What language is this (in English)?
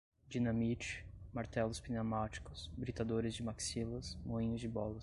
Portuguese